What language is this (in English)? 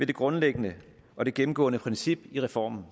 Danish